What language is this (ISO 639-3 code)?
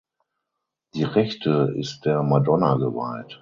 deu